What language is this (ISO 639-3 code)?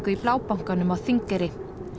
isl